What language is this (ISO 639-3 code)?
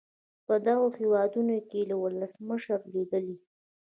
pus